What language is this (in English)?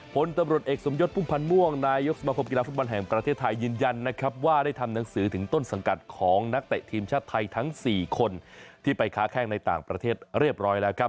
Thai